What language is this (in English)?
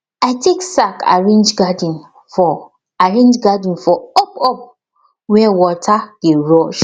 Nigerian Pidgin